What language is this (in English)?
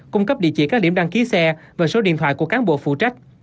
Vietnamese